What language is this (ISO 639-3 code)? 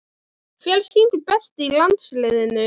isl